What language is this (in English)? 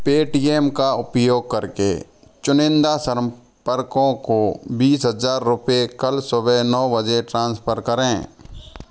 Hindi